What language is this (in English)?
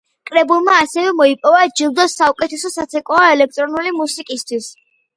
Georgian